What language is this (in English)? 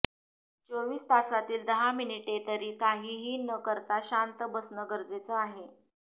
Marathi